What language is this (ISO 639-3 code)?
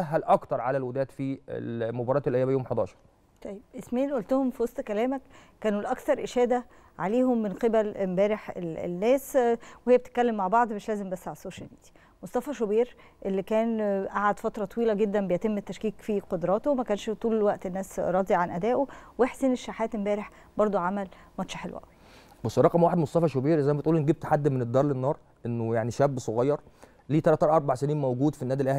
ara